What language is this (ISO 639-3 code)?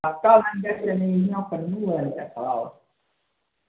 doi